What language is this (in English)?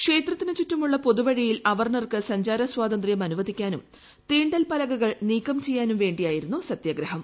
Malayalam